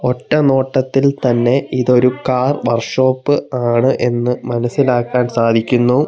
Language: Malayalam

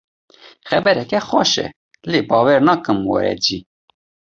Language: Kurdish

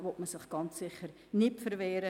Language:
Swiss German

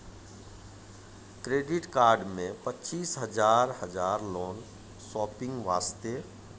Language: Maithili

